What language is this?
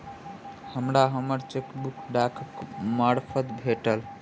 Maithili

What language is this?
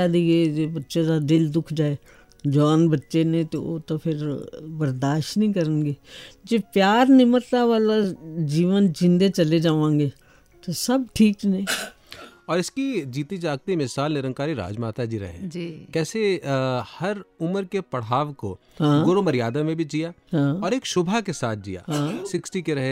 Hindi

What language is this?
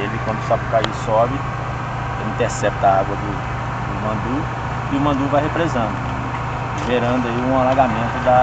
Portuguese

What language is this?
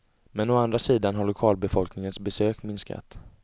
Swedish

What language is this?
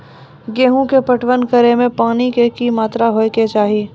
Maithili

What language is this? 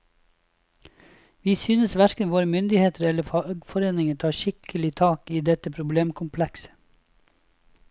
Norwegian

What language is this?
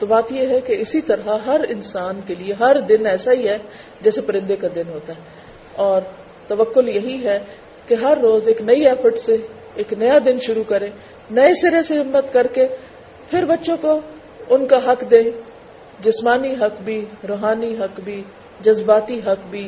Urdu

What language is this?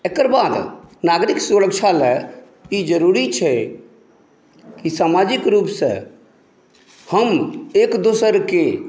Maithili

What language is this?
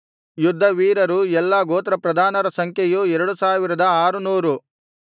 Kannada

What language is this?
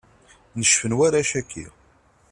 Kabyle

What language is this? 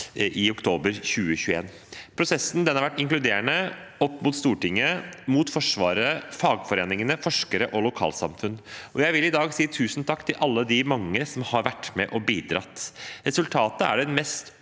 Norwegian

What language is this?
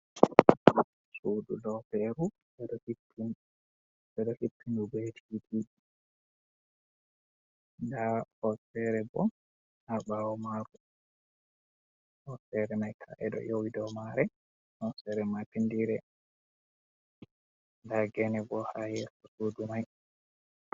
Fula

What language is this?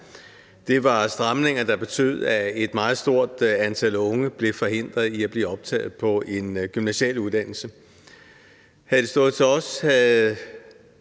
Danish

